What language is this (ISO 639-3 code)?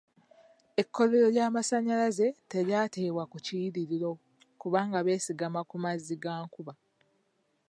lug